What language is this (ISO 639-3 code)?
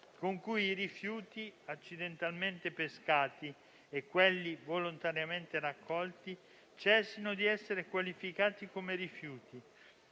ita